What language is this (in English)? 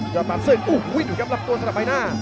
Thai